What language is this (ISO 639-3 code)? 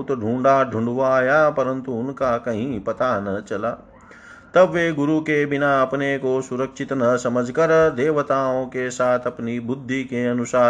hin